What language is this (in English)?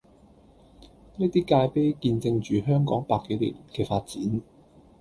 Cantonese